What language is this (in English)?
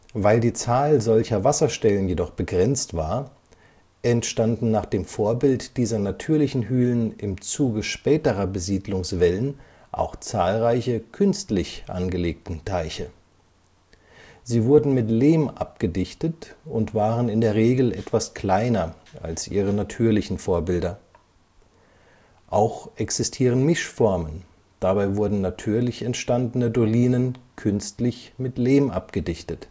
German